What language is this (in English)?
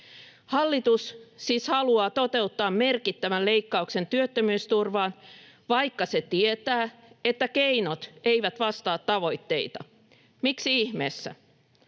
Finnish